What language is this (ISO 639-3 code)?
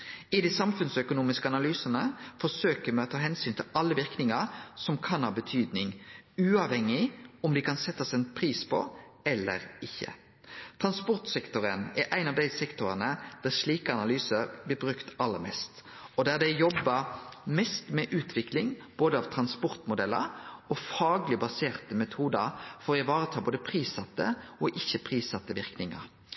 nno